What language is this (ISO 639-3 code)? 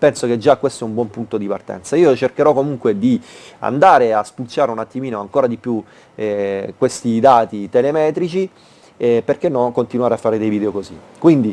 ita